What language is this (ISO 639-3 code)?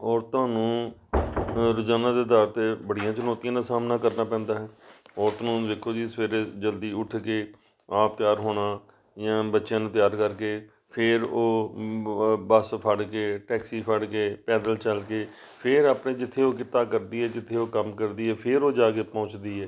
pan